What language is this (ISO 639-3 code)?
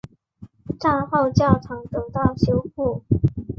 zho